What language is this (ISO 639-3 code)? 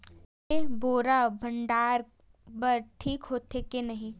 hne